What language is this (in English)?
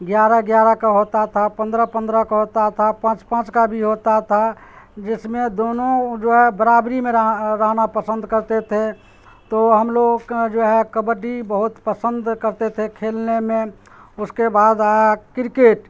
Urdu